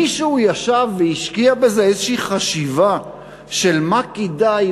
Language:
Hebrew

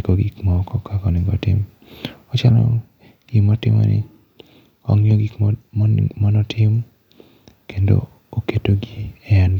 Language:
Luo (Kenya and Tanzania)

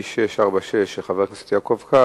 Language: Hebrew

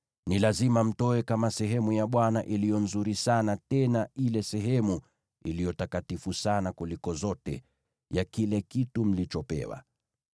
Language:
Swahili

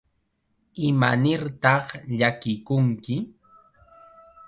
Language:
Chiquián Ancash Quechua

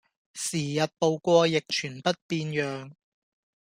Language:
Cantonese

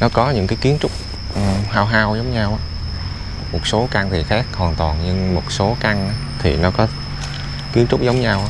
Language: Vietnamese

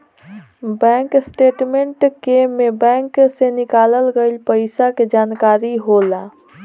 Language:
Bhojpuri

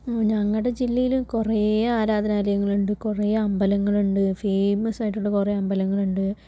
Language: Malayalam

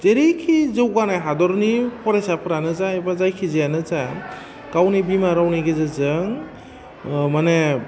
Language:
Bodo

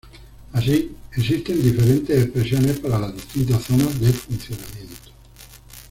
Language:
Spanish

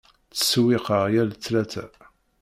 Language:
Kabyle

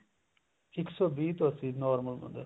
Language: Punjabi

